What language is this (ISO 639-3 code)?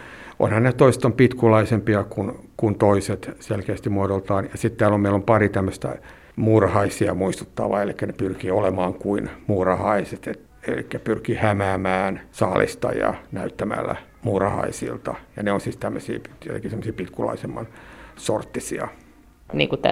fin